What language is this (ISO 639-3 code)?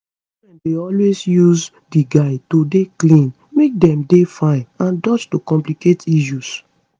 pcm